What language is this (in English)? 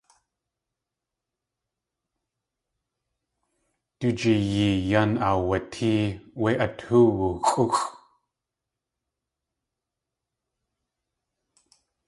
Tlingit